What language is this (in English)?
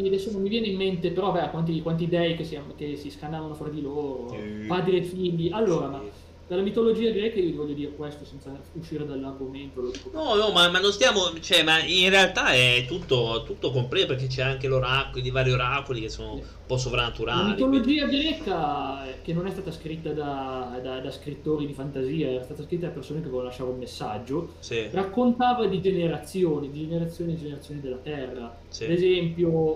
Italian